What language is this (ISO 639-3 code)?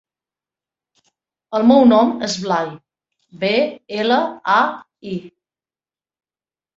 cat